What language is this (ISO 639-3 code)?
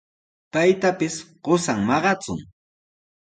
qws